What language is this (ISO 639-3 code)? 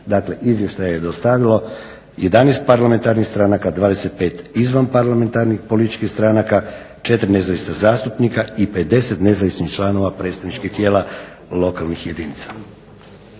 hrv